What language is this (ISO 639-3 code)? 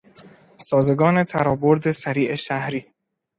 fas